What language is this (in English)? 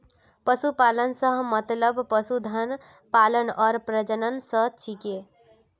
Magahi